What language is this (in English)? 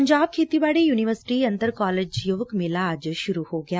Punjabi